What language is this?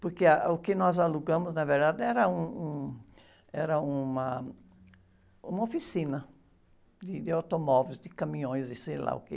Portuguese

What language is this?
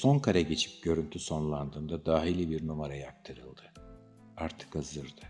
Turkish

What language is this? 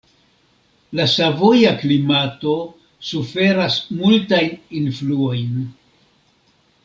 Esperanto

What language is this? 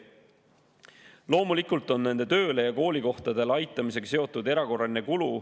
Estonian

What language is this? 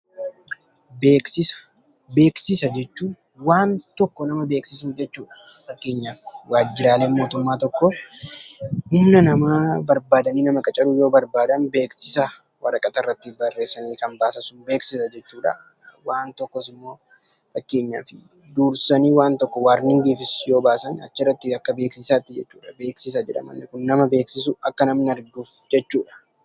Oromo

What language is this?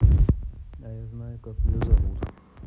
Russian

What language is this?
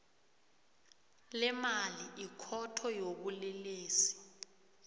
South Ndebele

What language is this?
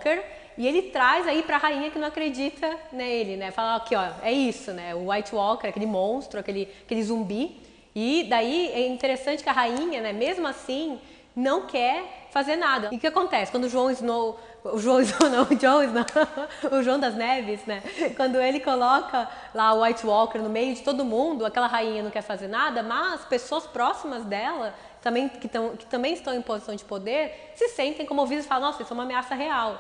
Portuguese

